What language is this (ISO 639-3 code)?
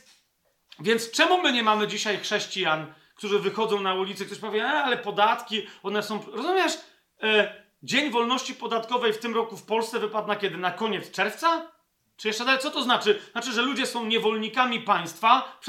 pol